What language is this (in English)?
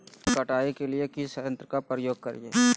Magahi